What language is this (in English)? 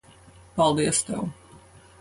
Latvian